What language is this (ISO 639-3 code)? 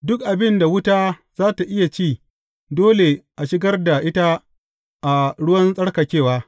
hau